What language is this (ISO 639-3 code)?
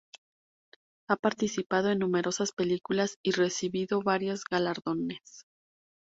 spa